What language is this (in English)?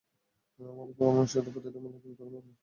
Bangla